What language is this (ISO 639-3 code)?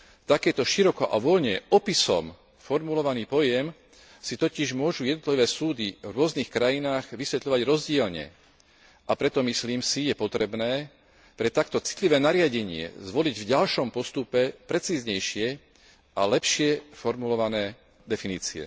slk